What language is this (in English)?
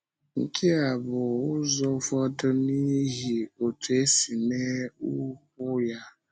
Igbo